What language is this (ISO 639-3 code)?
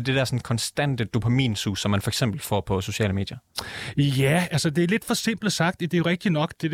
dan